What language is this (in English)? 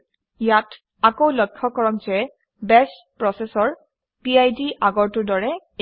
Assamese